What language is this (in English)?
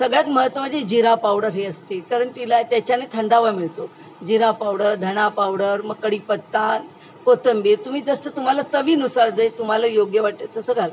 Marathi